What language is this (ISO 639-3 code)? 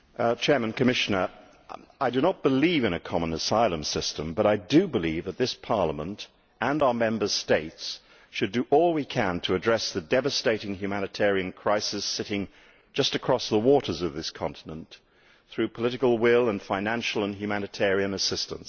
eng